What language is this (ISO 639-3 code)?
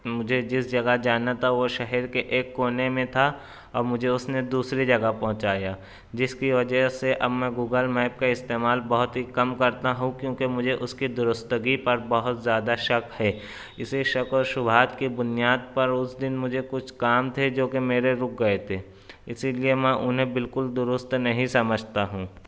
urd